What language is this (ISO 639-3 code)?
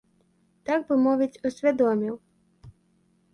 bel